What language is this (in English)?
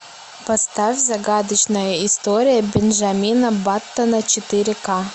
Russian